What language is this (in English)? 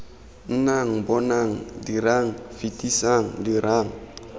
Tswana